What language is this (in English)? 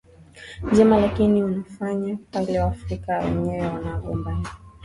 Swahili